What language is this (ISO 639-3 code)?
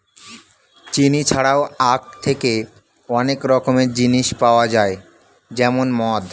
ben